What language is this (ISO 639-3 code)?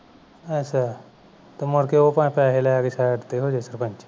pan